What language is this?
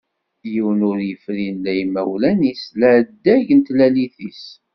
Kabyle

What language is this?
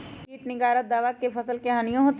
Magahi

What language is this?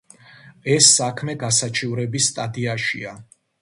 Georgian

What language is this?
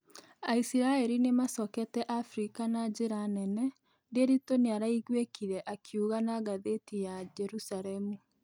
Kikuyu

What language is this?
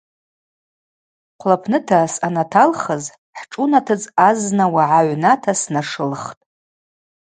Abaza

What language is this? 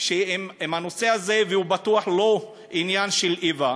Hebrew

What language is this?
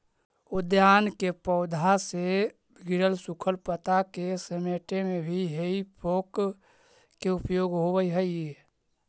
Magahi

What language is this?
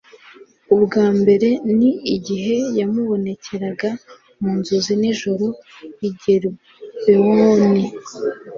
Kinyarwanda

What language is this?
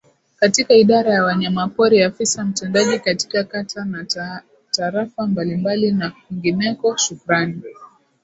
Swahili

